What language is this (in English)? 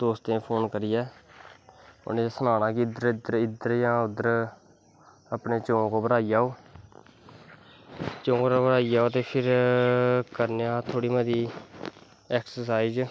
Dogri